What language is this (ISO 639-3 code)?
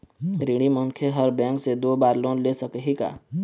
hne